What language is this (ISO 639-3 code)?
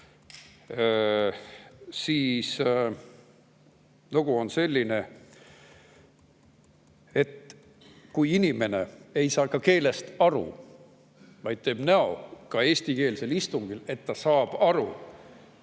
est